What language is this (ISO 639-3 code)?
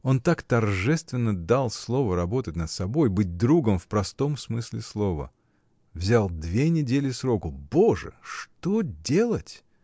rus